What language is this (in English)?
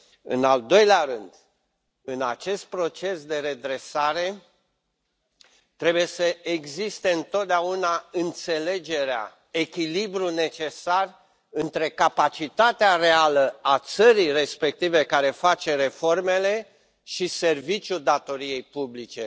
Romanian